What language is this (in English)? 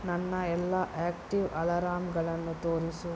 Kannada